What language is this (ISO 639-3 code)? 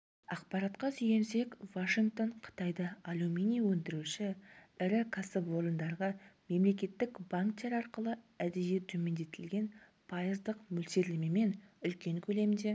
kaz